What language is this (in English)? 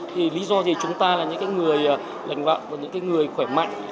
Vietnamese